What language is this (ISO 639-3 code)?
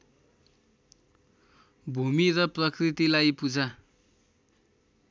nep